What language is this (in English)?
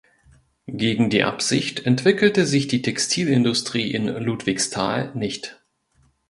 German